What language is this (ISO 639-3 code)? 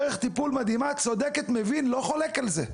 heb